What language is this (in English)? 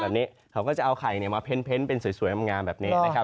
Thai